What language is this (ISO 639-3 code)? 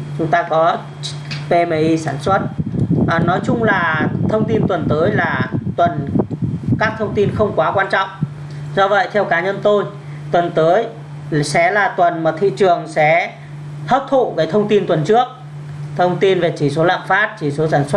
vie